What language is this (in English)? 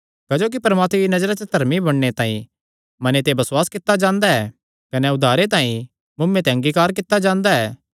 Kangri